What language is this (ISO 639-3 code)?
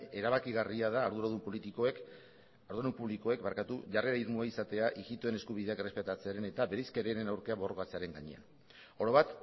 eus